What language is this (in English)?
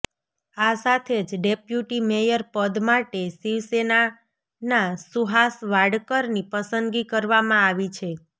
Gujarati